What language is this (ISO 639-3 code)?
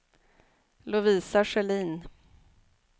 swe